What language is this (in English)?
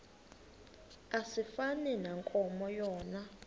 Xhosa